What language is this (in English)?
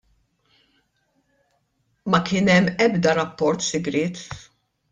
Maltese